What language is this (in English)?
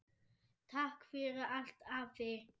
Icelandic